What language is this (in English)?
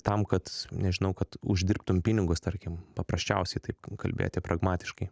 Lithuanian